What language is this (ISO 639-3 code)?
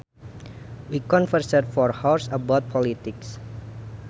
sun